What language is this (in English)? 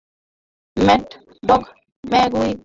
Bangla